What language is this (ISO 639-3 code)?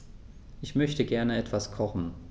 deu